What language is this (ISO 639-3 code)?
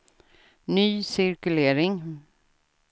swe